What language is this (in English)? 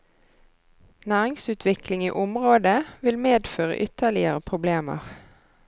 Norwegian